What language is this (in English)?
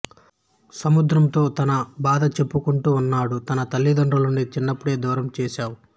Telugu